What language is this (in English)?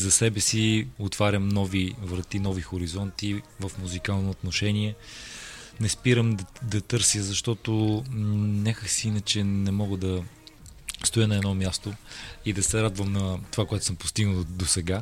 Bulgarian